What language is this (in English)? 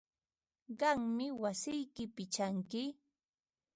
Ambo-Pasco Quechua